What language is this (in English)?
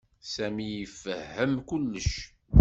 Kabyle